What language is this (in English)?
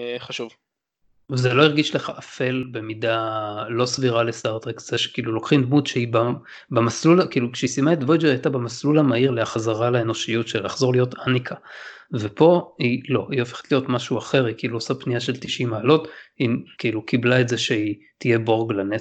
Hebrew